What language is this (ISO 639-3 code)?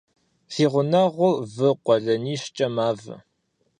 kbd